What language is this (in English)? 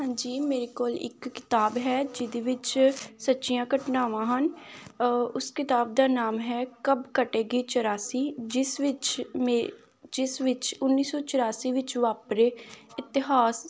Punjabi